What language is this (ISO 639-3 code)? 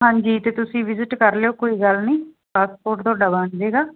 pan